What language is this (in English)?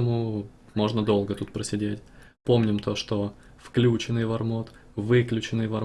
Russian